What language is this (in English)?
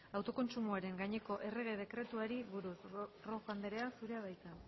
Basque